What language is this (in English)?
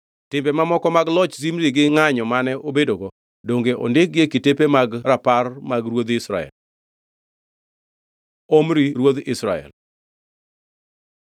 Luo (Kenya and Tanzania)